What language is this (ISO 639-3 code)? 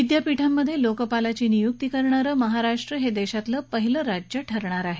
mar